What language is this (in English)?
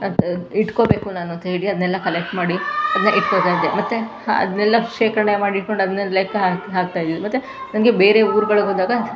Kannada